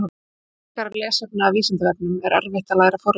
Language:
Icelandic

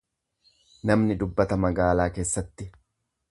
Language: Oromo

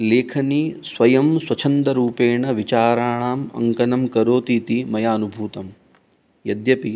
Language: Sanskrit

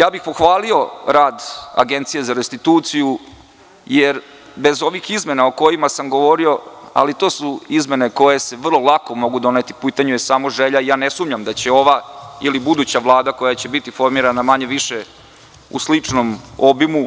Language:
Serbian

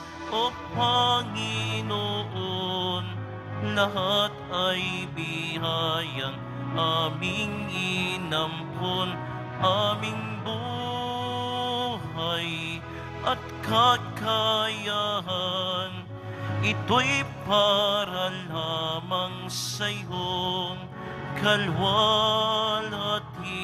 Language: Filipino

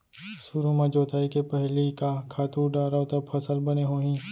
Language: Chhattisgarhi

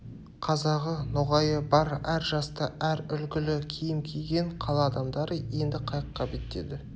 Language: Kazakh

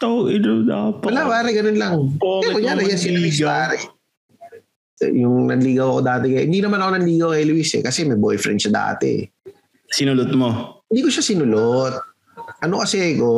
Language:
Filipino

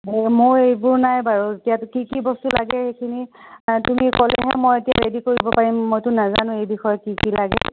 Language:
Assamese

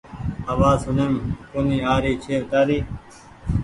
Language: Goaria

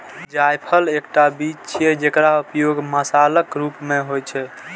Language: Maithili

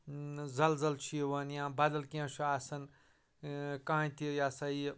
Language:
Kashmiri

